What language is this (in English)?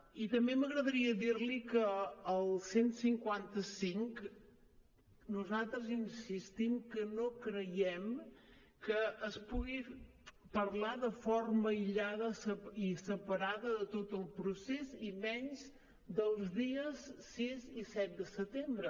Catalan